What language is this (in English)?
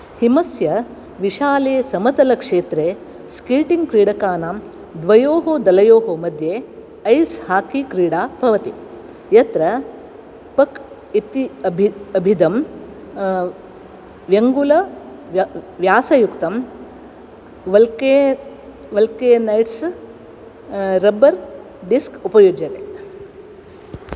Sanskrit